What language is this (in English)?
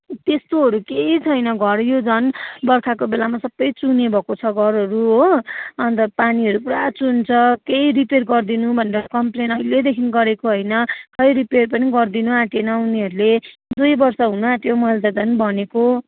Nepali